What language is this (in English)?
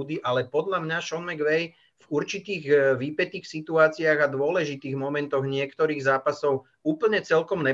Czech